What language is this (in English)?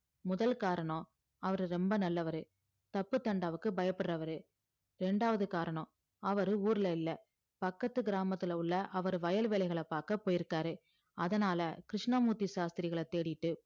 Tamil